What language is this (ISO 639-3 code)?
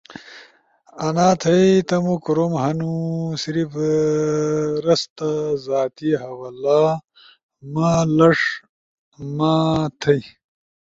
ush